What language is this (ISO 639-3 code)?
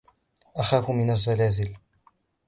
ara